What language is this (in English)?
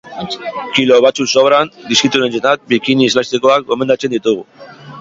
Basque